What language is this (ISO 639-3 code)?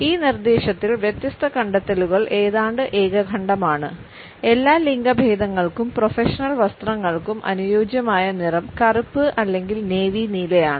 mal